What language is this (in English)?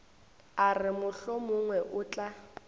Northern Sotho